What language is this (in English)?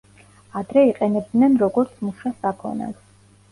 Georgian